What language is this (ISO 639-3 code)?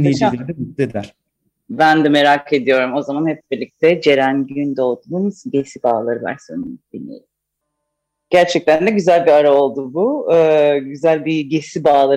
tur